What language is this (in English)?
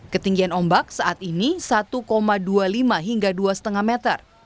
Indonesian